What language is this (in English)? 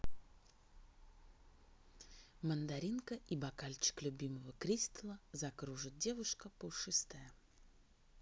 Russian